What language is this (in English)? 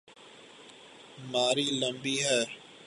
Urdu